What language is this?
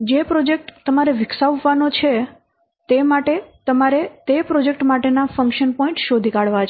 Gujarati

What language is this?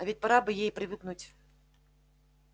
Russian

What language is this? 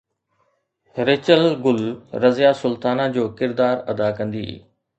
Sindhi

